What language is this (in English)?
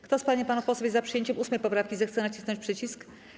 Polish